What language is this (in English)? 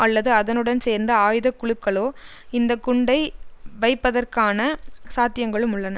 Tamil